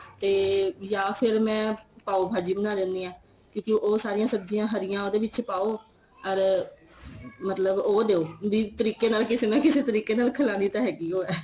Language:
Punjabi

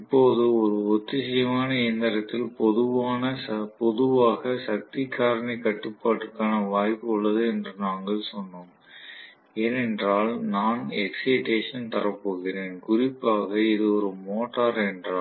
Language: Tamil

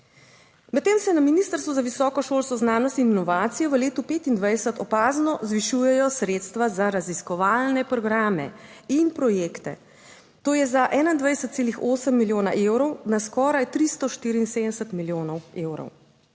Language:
Slovenian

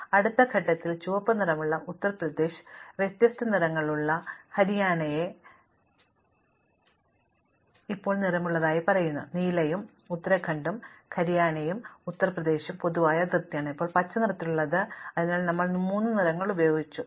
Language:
Malayalam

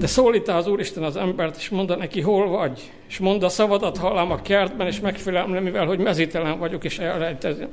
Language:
Hungarian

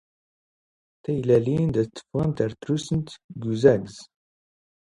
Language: Standard Moroccan Tamazight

